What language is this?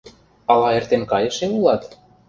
Mari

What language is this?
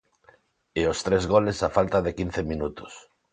Galician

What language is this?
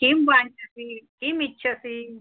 Sanskrit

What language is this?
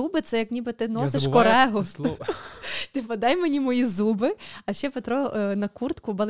Ukrainian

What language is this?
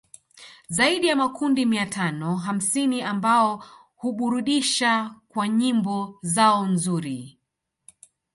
Swahili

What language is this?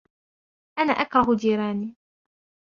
Arabic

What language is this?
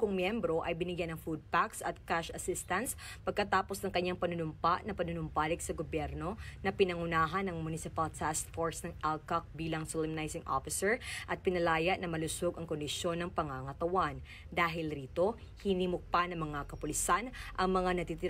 Filipino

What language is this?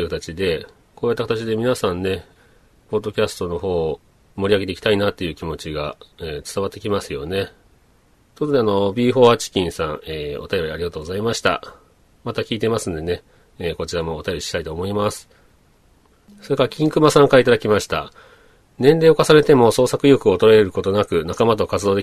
Japanese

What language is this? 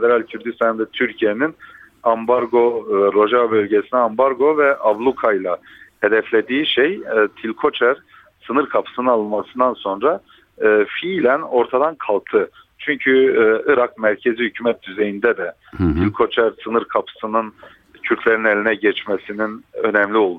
Turkish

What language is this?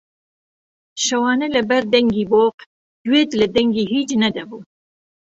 Central Kurdish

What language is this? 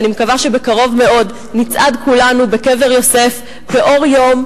Hebrew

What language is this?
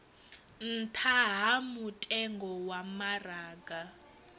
Venda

